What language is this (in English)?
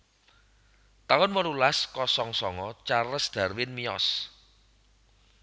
Javanese